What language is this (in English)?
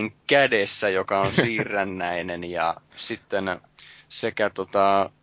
Finnish